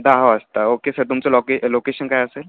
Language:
Marathi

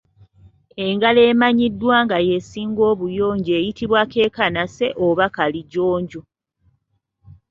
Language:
Ganda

